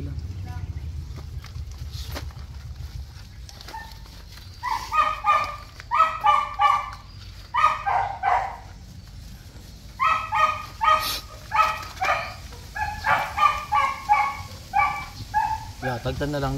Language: Filipino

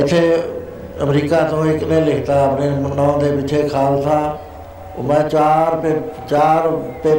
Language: Punjabi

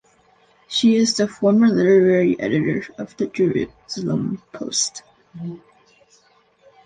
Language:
English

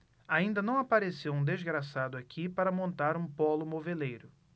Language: Portuguese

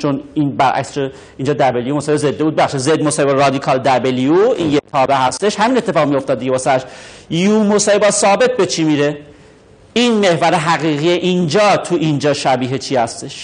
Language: Persian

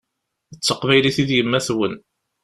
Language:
Kabyle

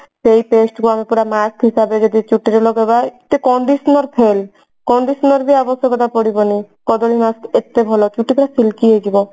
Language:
Odia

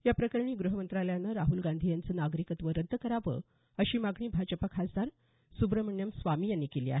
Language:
Marathi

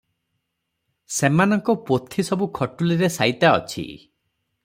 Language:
Odia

